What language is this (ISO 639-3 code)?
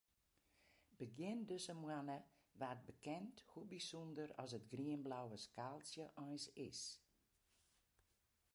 fry